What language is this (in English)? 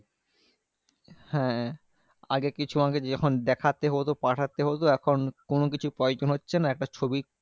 Bangla